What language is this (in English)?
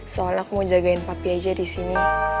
Indonesian